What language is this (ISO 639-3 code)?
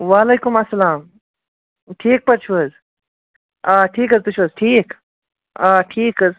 kas